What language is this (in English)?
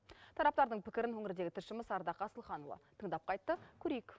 Kazakh